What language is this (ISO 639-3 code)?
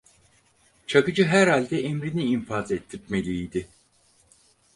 tur